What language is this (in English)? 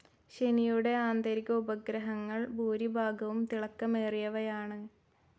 Malayalam